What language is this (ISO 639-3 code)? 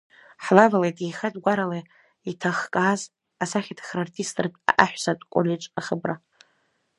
abk